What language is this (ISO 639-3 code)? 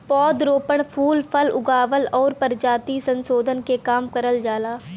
bho